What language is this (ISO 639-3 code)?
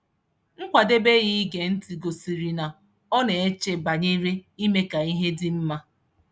ibo